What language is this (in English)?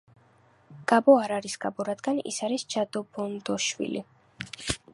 Georgian